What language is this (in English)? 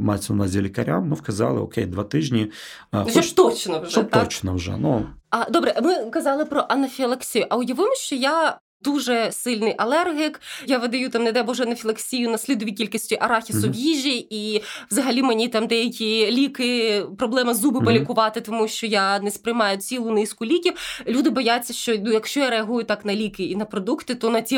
Ukrainian